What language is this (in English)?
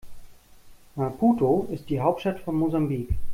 German